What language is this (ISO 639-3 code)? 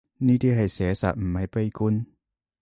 yue